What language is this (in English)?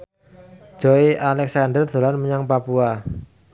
Javanese